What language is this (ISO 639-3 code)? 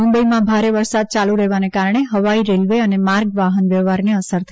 guj